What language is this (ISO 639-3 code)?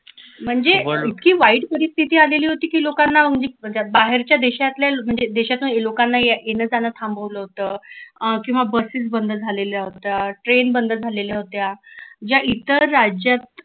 mar